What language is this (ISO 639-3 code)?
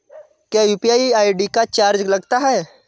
hin